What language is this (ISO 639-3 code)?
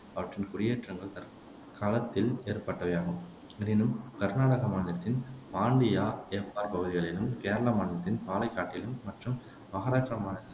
tam